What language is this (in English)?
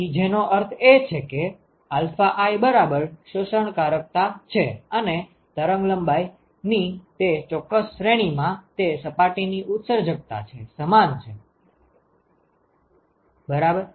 Gujarati